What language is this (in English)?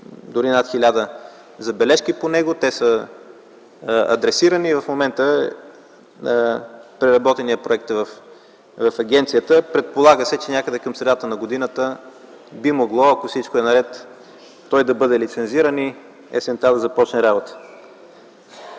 Bulgarian